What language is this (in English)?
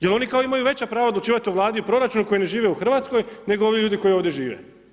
Croatian